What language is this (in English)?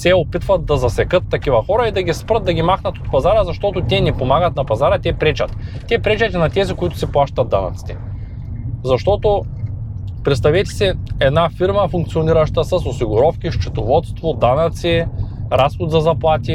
Bulgarian